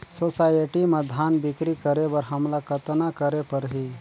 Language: Chhattisgarhi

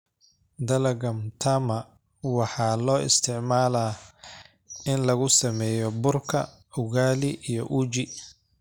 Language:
Somali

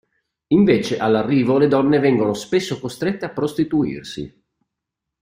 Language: Italian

